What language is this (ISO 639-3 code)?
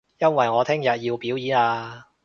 yue